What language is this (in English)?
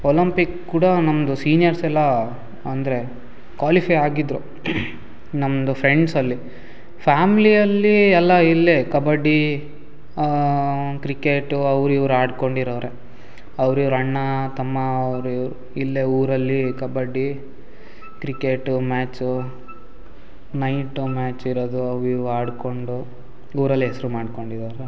Kannada